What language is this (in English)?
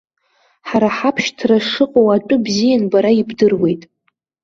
Abkhazian